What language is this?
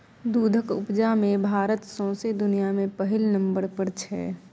Maithili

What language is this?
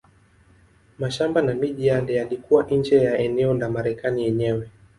Swahili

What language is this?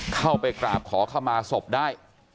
Thai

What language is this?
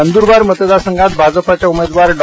Marathi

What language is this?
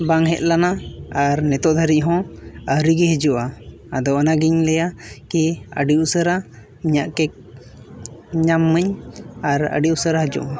Santali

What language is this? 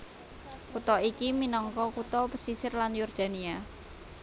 Javanese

